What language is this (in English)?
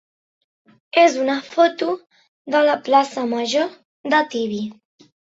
Catalan